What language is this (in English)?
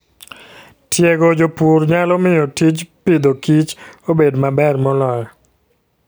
Luo (Kenya and Tanzania)